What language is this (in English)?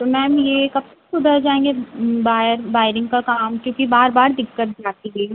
Hindi